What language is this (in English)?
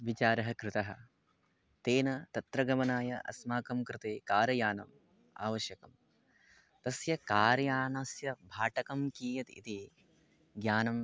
Sanskrit